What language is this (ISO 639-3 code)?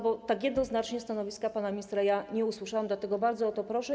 pol